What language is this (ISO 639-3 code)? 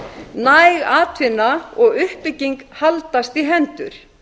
isl